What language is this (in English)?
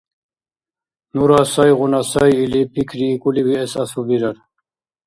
Dargwa